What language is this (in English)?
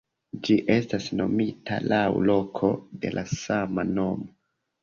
Esperanto